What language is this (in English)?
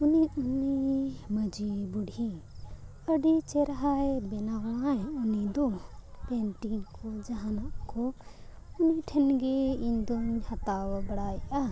Santali